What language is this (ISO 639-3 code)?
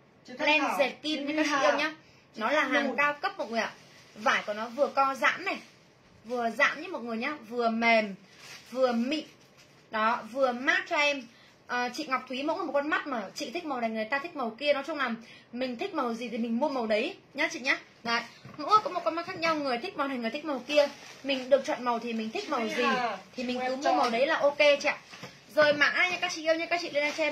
vie